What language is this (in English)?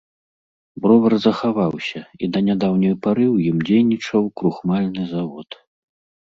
Belarusian